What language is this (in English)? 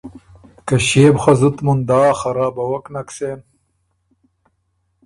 Ormuri